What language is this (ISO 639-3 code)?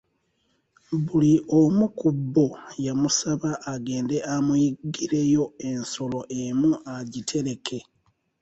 lug